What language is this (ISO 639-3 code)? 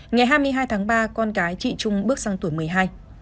vie